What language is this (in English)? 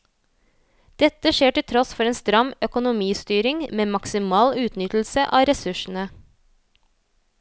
Norwegian